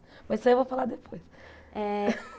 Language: Portuguese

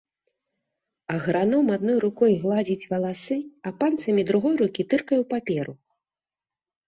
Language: Belarusian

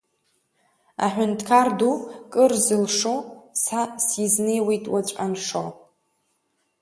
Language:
Abkhazian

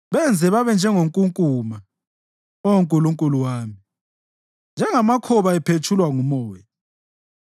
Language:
North Ndebele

